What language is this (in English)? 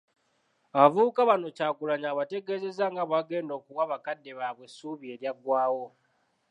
Ganda